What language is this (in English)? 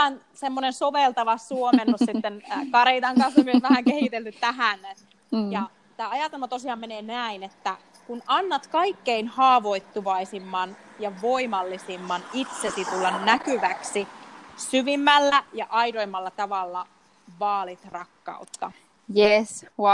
Finnish